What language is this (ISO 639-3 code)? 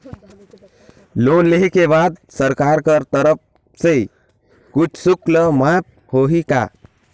hne